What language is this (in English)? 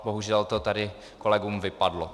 Czech